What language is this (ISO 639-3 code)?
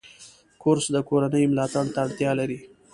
pus